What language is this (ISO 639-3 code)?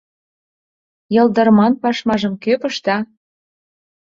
chm